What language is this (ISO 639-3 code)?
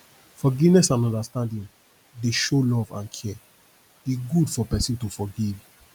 pcm